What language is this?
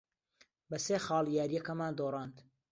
Central Kurdish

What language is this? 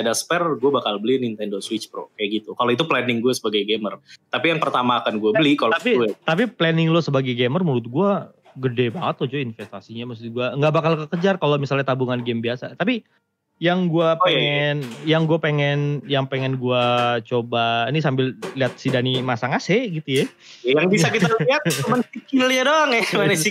Indonesian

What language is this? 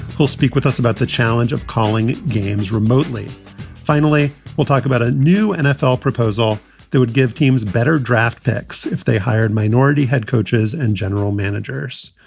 English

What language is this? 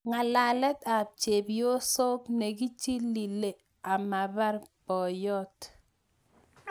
Kalenjin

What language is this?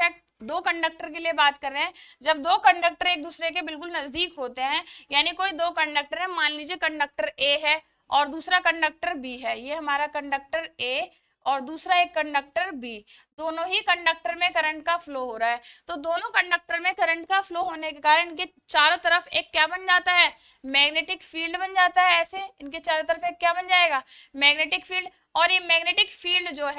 Hindi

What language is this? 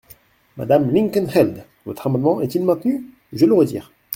French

